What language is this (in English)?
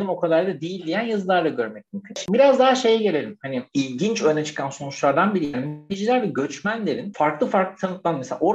Turkish